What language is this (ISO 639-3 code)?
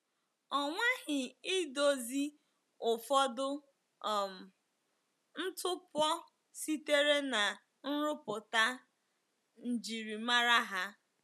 ibo